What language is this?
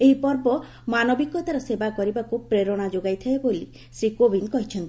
Odia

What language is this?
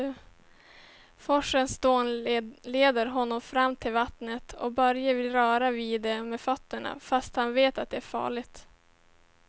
Swedish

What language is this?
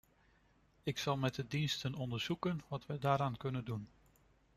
Dutch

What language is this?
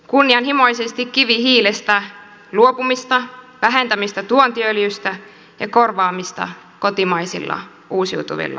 Finnish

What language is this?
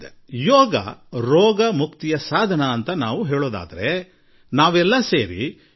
Kannada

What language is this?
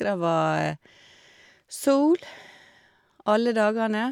Norwegian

